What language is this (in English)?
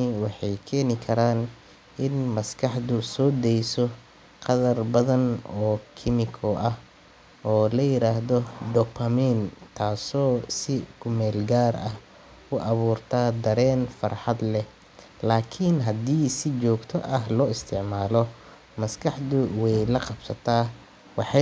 Somali